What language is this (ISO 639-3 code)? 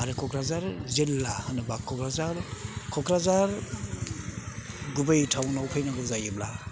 brx